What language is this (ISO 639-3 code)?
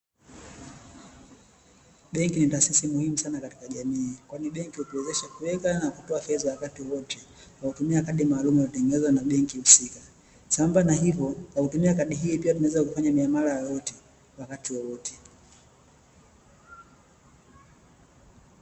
swa